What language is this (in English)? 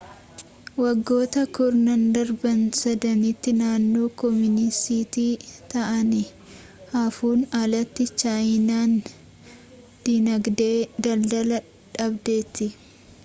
Oromo